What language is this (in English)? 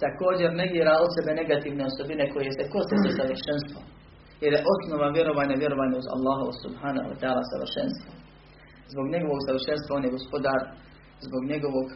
Croatian